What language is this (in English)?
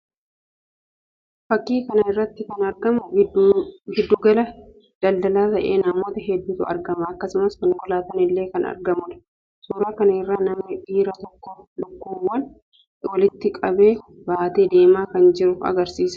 Oromo